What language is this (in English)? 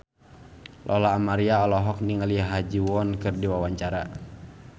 Sundanese